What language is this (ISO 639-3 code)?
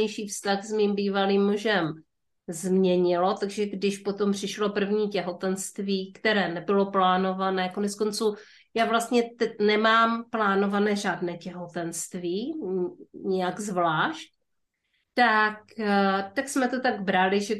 ces